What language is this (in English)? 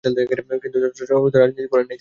Bangla